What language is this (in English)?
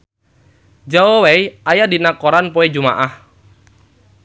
Sundanese